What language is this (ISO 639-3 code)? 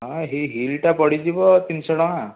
ori